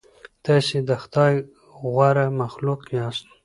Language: Pashto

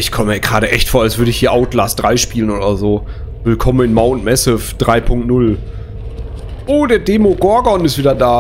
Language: German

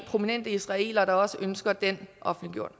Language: Danish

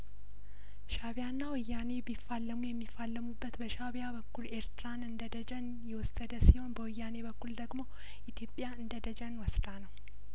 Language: Amharic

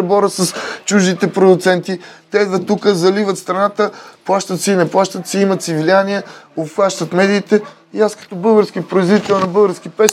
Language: Bulgarian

